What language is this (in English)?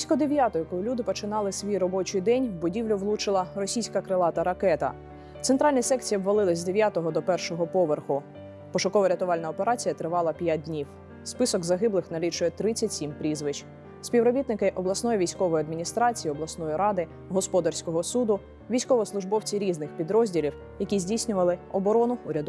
Ukrainian